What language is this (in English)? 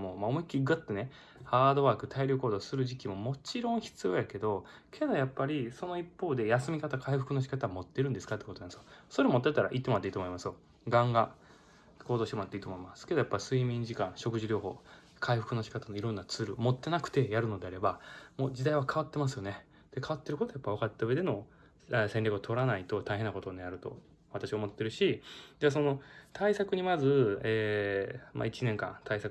Japanese